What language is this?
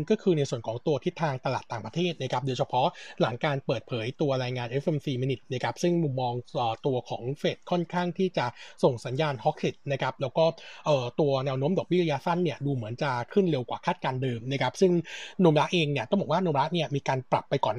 Thai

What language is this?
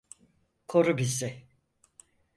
Turkish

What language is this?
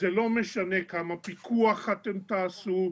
Hebrew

